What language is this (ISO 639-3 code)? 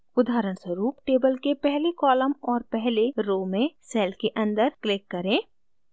hin